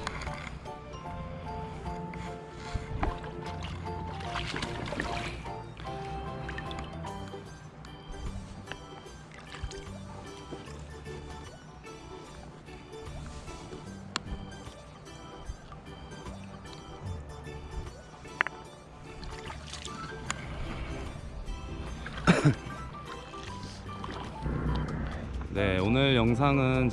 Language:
Korean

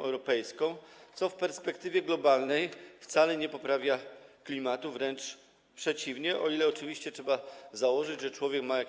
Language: Polish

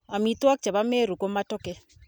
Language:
Kalenjin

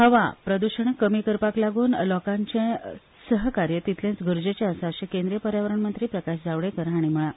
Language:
Konkani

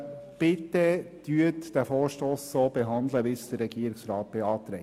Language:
Swiss German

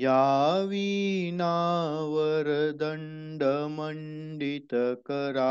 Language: Romanian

